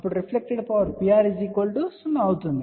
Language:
Telugu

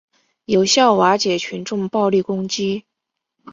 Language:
Chinese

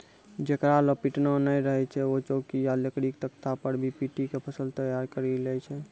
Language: Maithili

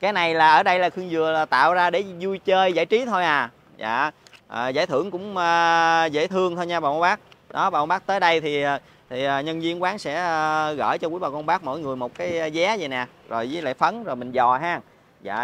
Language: Vietnamese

